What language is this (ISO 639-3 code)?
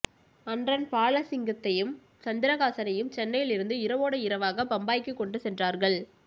tam